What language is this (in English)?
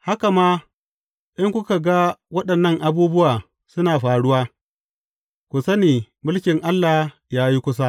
Hausa